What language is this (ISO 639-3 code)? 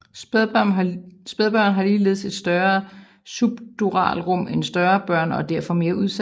dan